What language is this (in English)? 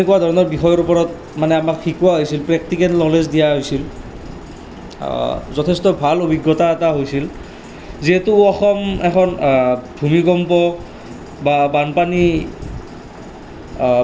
Assamese